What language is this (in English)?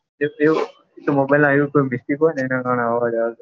Gujarati